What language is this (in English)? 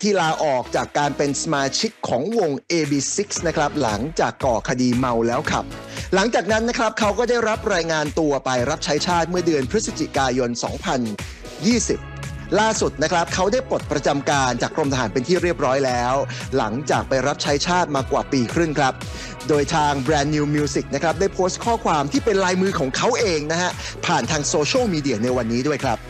Thai